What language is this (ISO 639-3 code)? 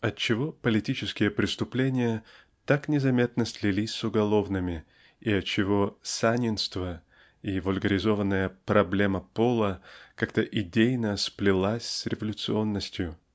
rus